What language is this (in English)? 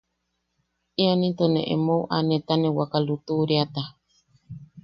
Yaqui